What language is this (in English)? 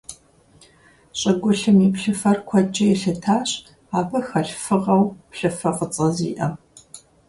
Kabardian